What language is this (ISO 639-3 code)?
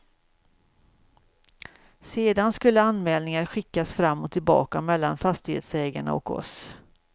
swe